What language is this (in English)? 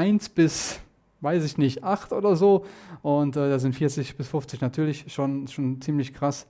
German